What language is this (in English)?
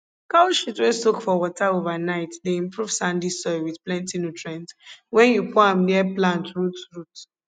Nigerian Pidgin